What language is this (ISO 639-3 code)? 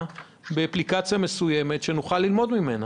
heb